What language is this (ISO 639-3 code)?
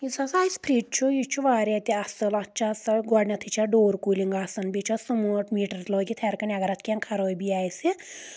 kas